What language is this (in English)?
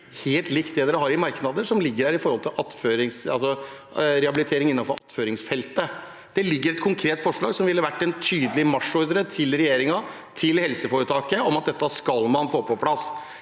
Norwegian